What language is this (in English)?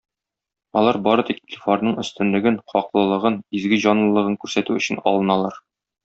Tatar